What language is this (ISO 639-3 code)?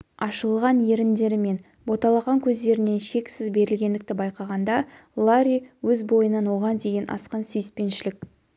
kaz